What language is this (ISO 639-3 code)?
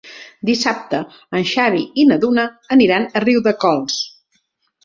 cat